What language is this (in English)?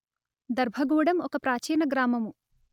Telugu